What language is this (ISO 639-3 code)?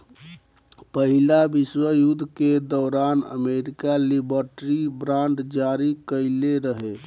bho